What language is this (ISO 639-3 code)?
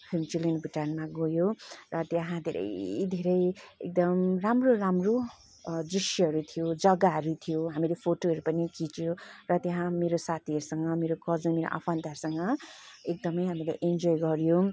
nep